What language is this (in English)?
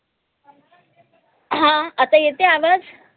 Marathi